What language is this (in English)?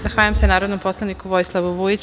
Serbian